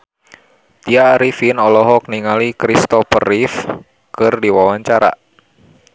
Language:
Sundanese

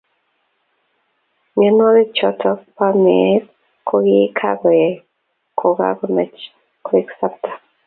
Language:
Kalenjin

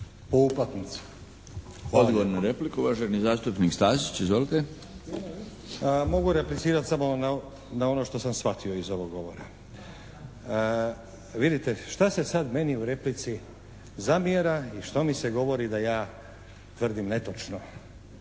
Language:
Croatian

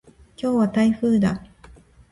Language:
Japanese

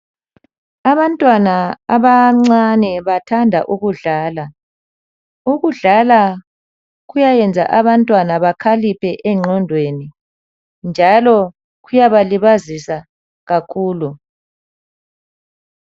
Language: North Ndebele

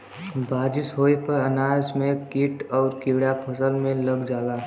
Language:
Bhojpuri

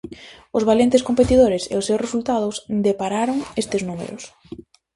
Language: Galician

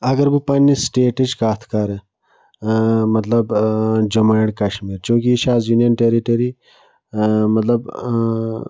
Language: Kashmiri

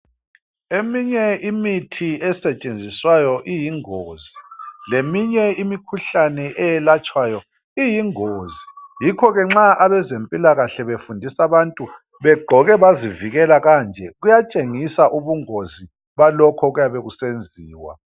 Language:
North Ndebele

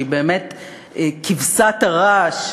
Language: Hebrew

